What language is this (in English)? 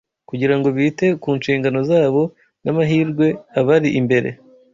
Kinyarwanda